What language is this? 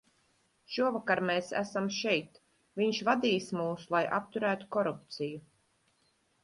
Latvian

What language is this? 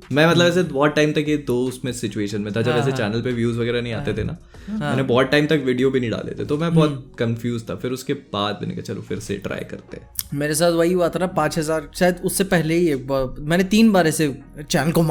Hindi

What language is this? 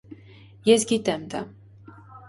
Armenian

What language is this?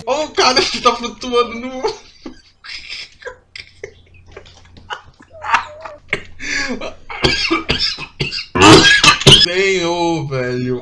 Portuguese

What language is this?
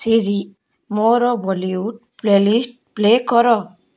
Odia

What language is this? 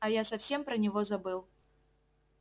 Russian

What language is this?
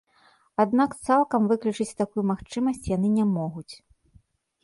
Belarusian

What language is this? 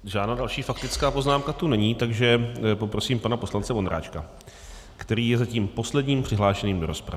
Czech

